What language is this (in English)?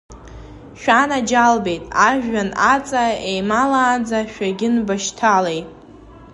Abkhazian